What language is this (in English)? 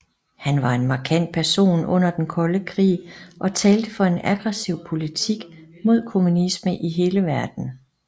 Danish